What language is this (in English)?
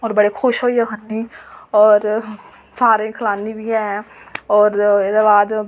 Dogri